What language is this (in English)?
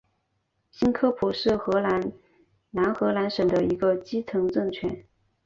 Chinese